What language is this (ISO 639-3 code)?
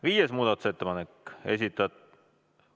est